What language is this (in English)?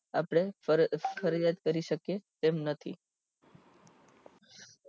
Gujarati